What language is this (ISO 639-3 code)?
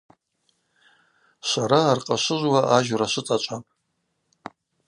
abq